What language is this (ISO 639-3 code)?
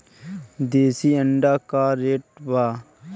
bho